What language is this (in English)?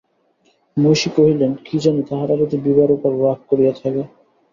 Bangla